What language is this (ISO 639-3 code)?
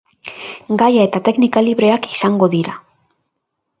eus